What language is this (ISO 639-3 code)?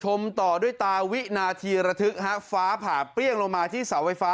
tha